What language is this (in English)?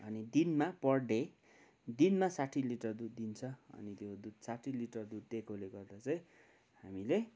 Nepali